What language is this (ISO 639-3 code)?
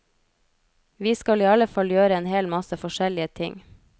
nor